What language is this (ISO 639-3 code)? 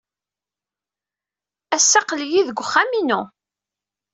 kab